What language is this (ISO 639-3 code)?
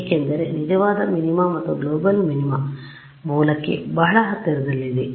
kan